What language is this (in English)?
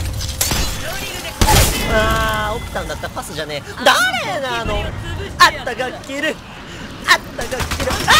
Japanese